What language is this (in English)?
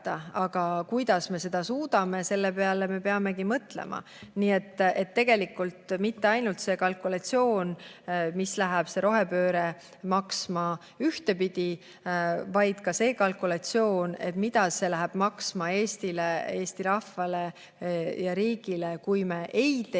Estonian